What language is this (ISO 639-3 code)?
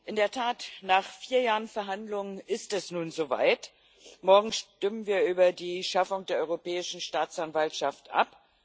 deu